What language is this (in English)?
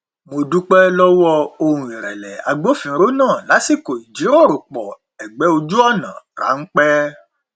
Yoruba